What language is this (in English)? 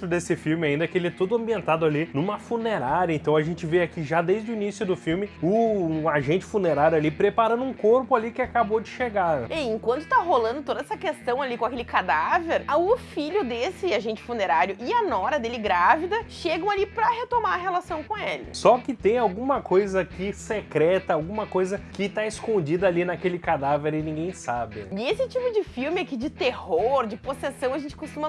Portuguese